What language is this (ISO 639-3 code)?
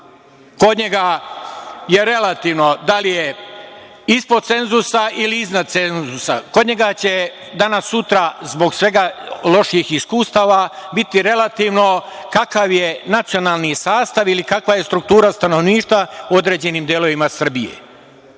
srp